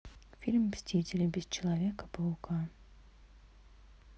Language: Russian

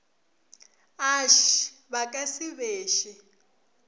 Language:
Northern Sotho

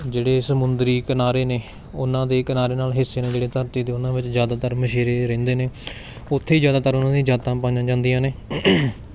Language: Punjabi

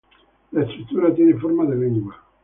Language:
Spanish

